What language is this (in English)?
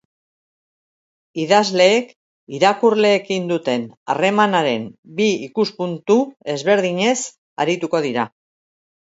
Basque